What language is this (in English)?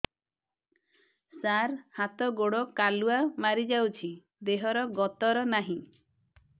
Odia